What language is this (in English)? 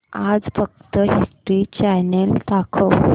Marathi